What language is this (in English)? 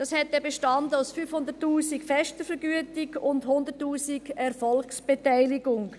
Swiss German